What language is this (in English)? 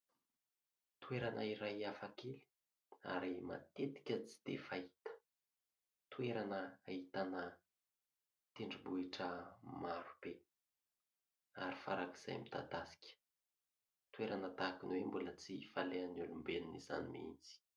Malagasy